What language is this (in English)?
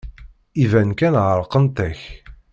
Kabyle